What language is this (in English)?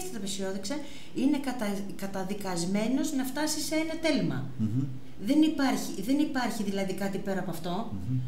Greek